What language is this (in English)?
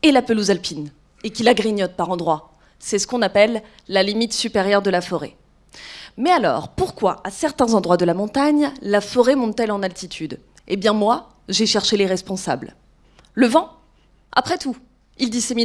French